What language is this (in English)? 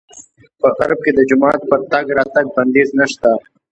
Pashto